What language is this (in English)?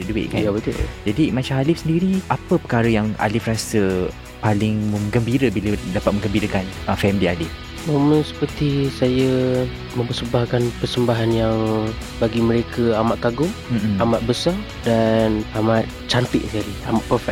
Malay